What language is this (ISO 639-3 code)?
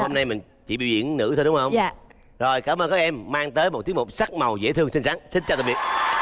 vie